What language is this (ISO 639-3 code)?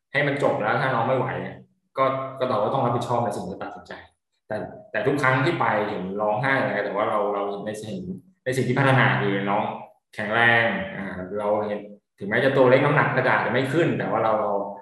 tha